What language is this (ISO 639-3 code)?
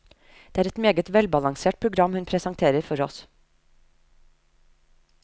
nor